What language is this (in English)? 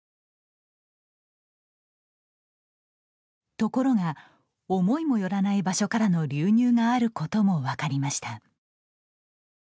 Japanese